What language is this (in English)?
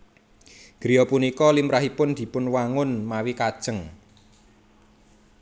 Javanese